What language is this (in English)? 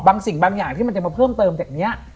Thai